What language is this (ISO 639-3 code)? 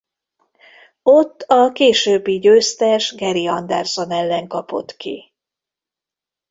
hun